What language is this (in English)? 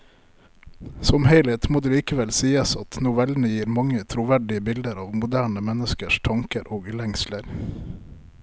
Norwegian